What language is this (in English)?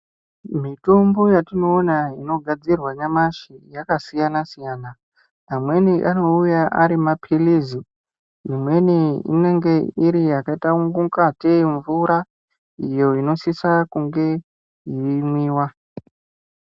Ndau